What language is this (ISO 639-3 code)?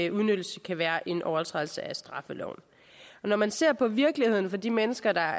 dan